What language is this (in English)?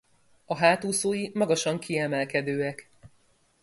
Hungarian